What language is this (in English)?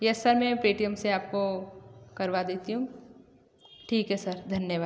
Hindi